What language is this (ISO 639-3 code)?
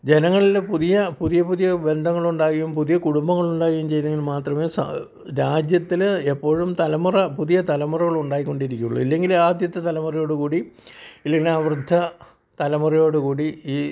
mal